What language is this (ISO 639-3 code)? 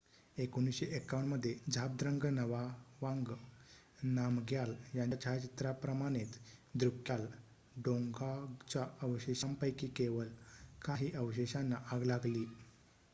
mar